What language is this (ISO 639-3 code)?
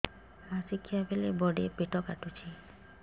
ori